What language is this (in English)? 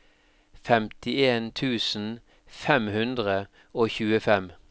Norwegian